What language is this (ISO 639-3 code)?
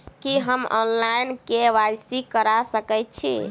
mai